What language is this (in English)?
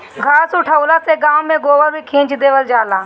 Bhojpuri